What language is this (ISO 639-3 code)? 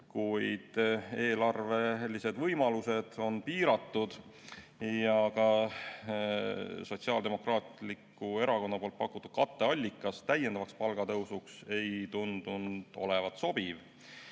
est